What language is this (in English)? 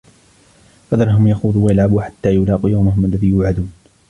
Arabic